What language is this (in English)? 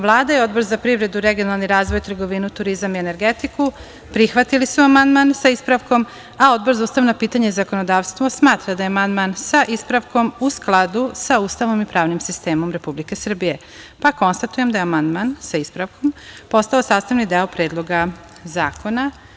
Serbian